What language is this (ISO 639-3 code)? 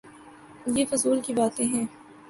urd